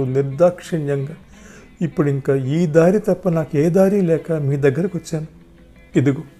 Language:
Telugu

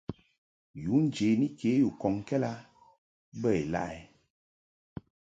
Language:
Mungaka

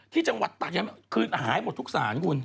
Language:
Thai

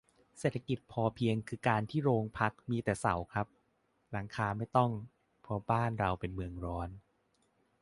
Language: Thai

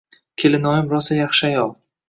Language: Uzbek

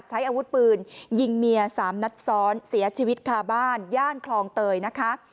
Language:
Thai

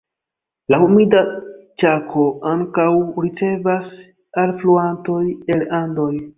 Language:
Esperanto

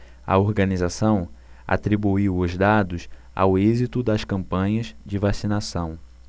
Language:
Portuguese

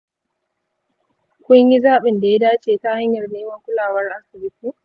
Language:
Hausa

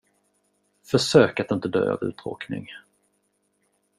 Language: Swedish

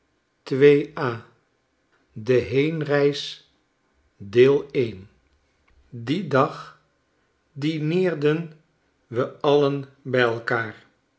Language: Dutch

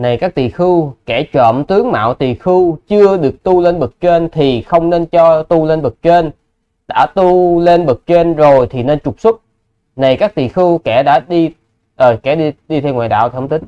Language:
Vietnamese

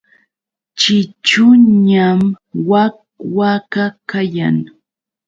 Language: Yauyos Quechua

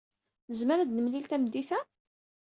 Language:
Kabyle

